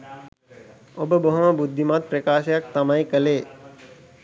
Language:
Sinhala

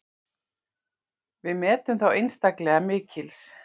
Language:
Icelandic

